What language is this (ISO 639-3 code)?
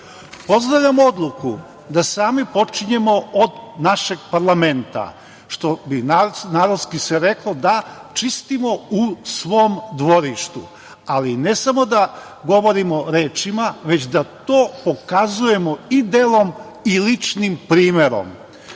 srp